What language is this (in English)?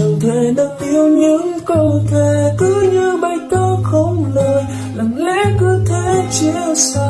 Vietnamese